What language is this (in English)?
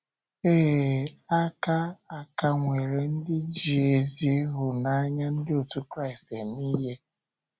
Igbo